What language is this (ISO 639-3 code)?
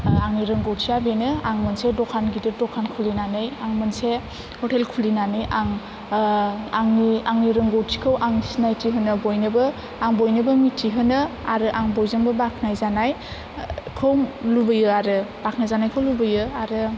brx